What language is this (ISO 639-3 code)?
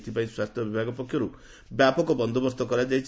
ori